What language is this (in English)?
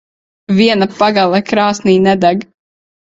Latvian